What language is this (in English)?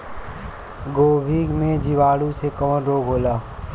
Bhojpuri